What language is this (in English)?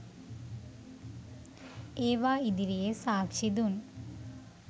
Sinhala